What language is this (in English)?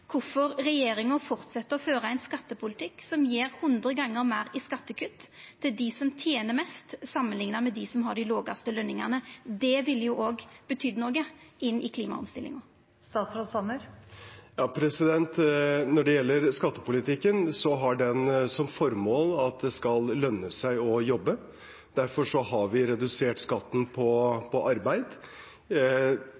Norwegian